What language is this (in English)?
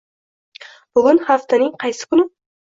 Uzbek